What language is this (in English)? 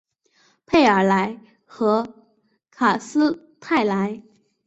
Chinese